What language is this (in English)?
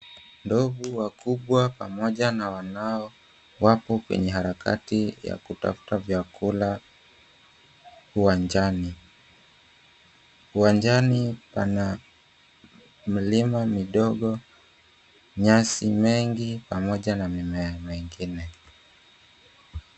Swahili